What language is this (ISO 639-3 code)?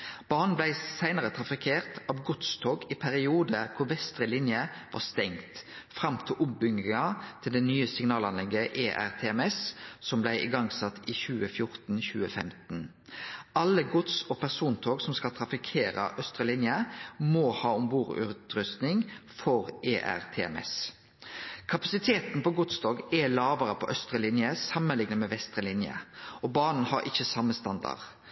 nno